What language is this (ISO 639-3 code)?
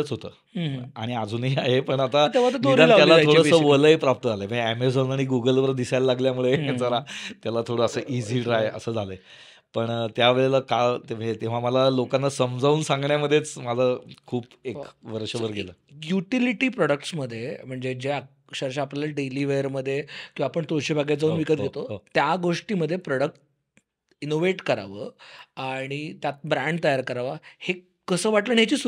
mar